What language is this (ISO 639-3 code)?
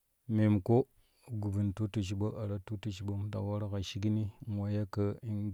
kuh